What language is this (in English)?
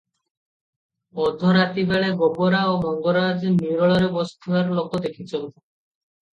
Odia